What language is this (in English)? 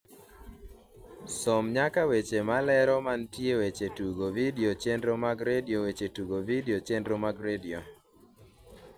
Luo (Kenya and Tanzania)